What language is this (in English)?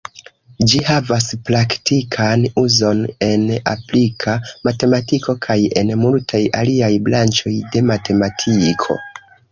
Esperanto